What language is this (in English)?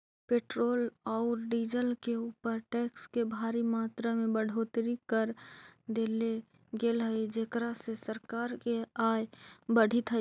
Magahi